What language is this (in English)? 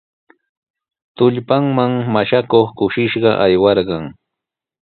Sihuas Ancash Quechua